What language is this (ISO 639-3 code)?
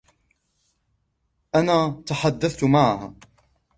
ara